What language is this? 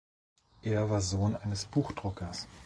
German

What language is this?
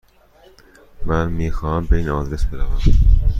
Persian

